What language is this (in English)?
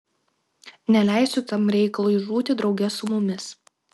Lithuanian